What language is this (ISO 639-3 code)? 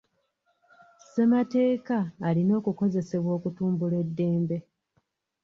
lug